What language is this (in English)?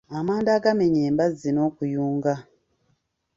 Ganda